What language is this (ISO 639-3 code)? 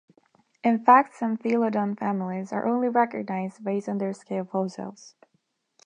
eng